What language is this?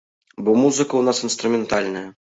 Belarusian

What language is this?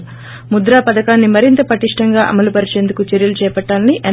Telugu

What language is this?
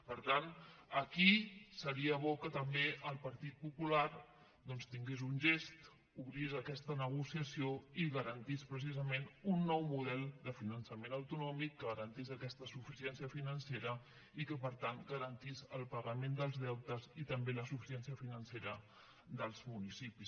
Catalan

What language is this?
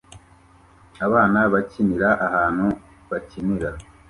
Kinyarwanda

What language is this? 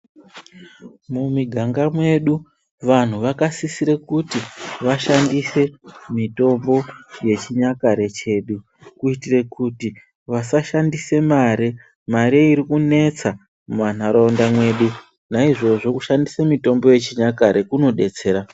Ndau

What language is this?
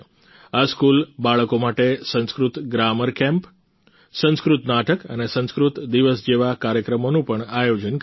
Gujarati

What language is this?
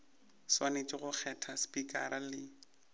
Northern Sotho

